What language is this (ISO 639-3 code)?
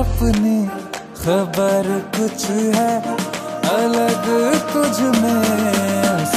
hin